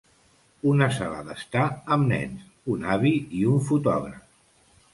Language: Catalan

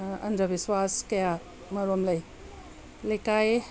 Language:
Manipuri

